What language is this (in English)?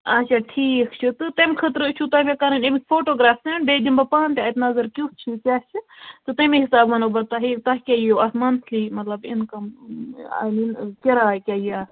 Kashmiri